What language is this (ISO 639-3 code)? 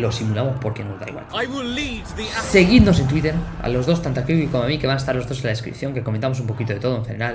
spa